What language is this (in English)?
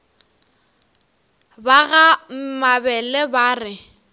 Northern Sotho